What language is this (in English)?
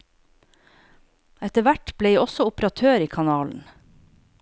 Norwegian